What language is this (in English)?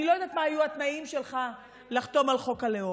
Hebrew